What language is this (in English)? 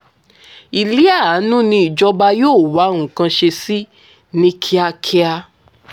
Yoruba